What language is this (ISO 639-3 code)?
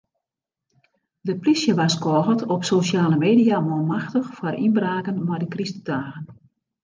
fry